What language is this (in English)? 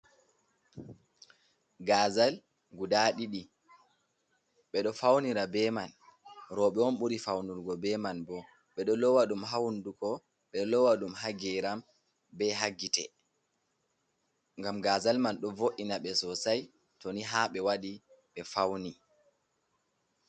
Fula